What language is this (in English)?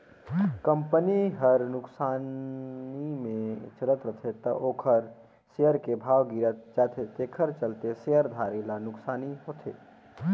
Chhattisgarhi